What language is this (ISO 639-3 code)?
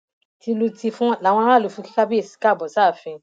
yor